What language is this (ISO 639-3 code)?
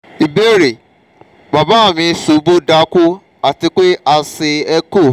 yor